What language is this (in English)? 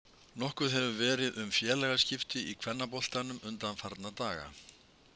Icelandic